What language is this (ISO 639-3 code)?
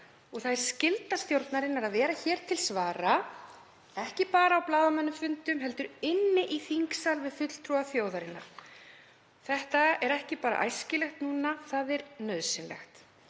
isl